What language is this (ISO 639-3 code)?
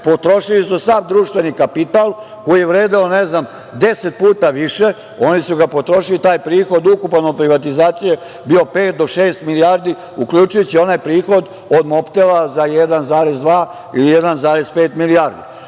srp